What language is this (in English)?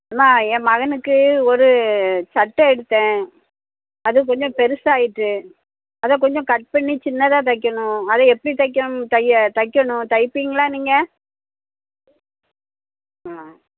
Tamil